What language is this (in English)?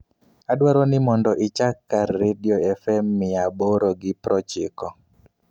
Luo (Kenya and Tanzania)